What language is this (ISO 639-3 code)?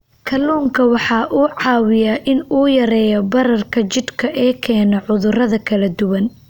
som